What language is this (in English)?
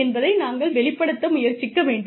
Tamil